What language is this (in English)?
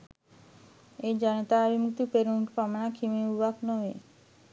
Sinhala